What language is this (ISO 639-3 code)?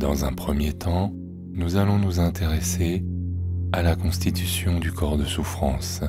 fra